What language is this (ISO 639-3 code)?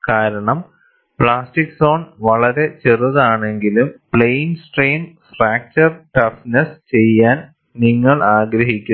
mal